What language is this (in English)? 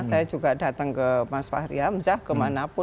Indonesian